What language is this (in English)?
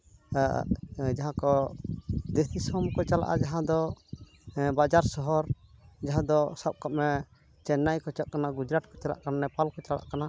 Santali